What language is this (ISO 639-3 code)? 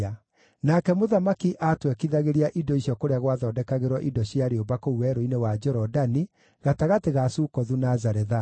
kik